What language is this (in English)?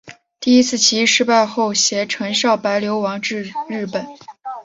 Chinese